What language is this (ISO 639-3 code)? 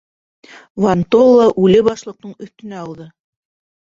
bak